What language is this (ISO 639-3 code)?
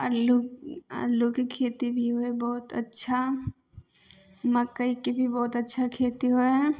mai